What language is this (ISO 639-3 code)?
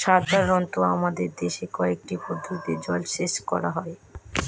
ben